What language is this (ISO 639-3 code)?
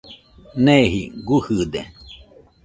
hux